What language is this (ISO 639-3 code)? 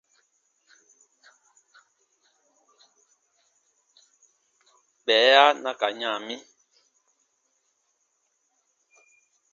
bba